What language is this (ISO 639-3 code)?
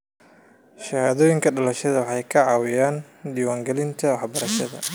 som